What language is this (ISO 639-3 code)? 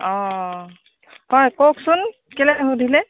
asm